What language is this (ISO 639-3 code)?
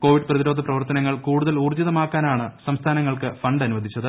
mal